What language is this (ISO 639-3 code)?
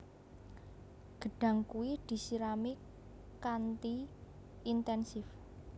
jav